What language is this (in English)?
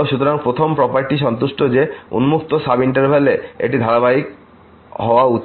Bangla